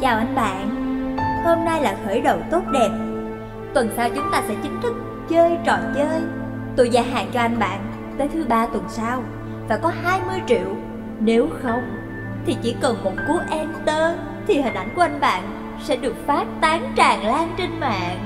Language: Vietnamese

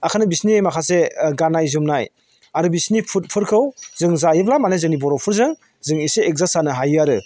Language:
Bodo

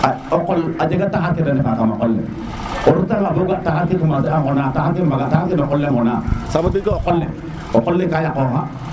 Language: Serer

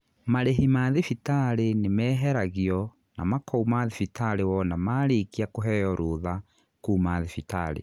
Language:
Kikuyu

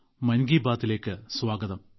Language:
Malayalam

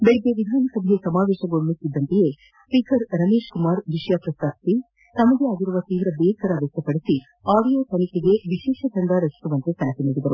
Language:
Kannada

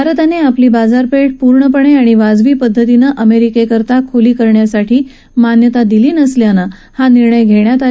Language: Marathi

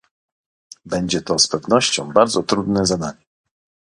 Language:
Polish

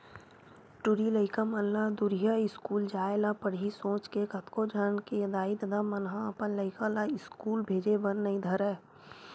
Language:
Chhattisgarhi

